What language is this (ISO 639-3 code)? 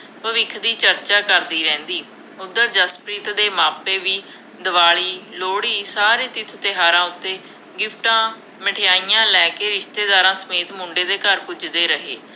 pan